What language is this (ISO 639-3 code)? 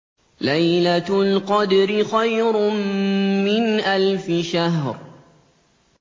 ara